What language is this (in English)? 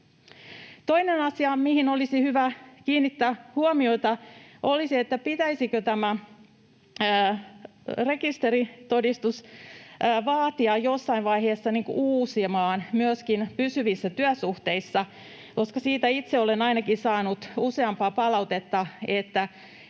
Finnish